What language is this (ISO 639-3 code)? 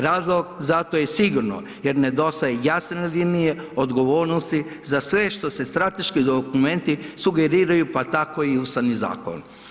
hrv